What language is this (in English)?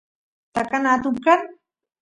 Santiago del Estero Quichua